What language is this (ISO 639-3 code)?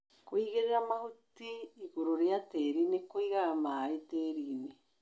kik